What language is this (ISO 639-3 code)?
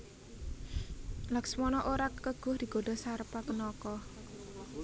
jav